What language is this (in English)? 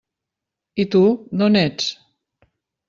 Catalan